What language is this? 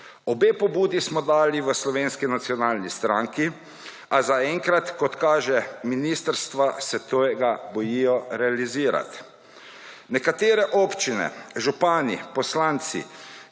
Slovenian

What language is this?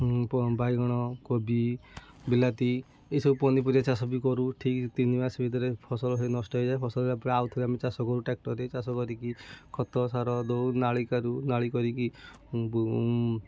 Odia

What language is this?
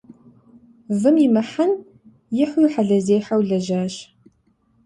Kabardian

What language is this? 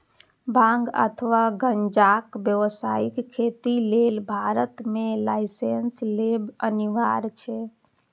Maithili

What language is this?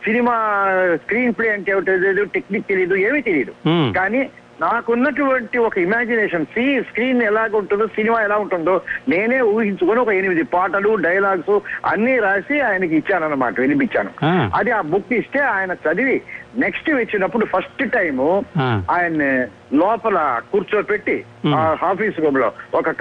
Telugu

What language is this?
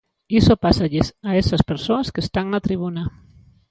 Galician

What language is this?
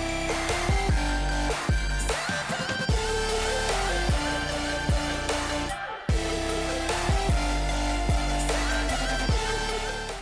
Portuguese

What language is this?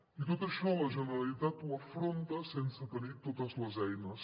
Catalan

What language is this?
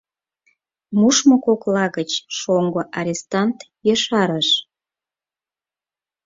Mari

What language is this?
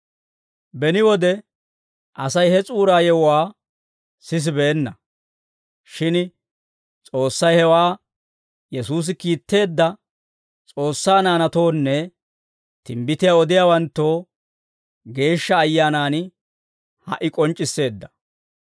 Dawro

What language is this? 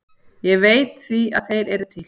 Icelandic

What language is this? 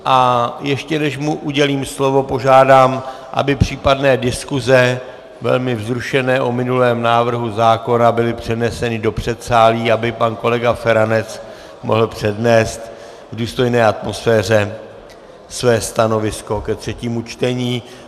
Czech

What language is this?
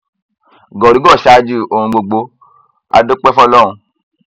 Yoruba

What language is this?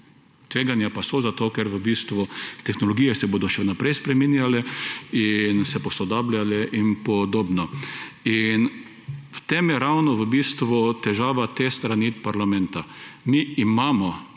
Slovenian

